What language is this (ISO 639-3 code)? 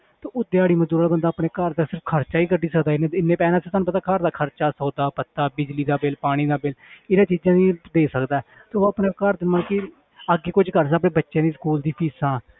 pan